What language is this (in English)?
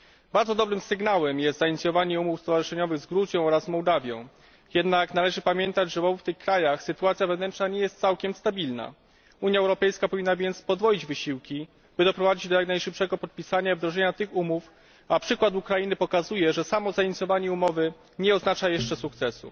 Polish